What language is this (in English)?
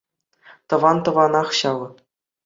Chuvash